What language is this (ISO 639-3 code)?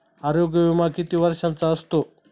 mar